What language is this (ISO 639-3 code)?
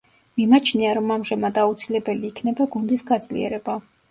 kat